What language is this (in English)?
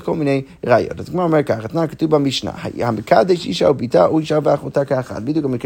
Hebrew